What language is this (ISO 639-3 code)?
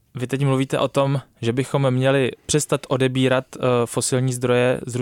ces